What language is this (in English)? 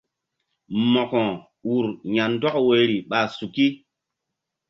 Mbum